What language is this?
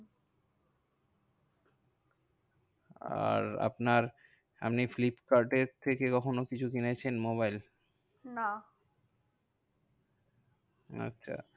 Bangla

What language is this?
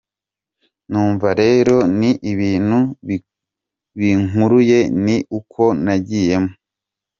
Kinyarwanda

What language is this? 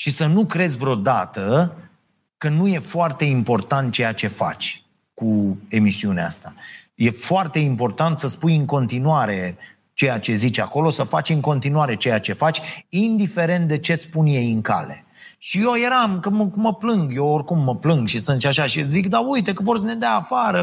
Romanian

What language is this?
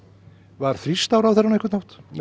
Icelandic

